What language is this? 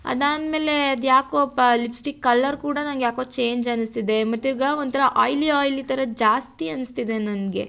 Kannada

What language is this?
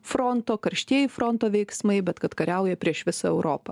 Lithuanian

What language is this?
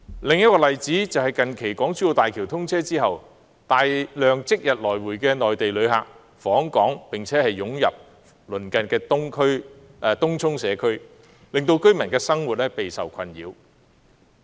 Cantonese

